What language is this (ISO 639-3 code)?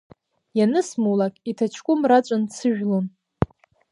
abk